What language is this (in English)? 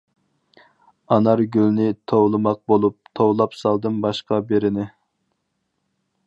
Uyghur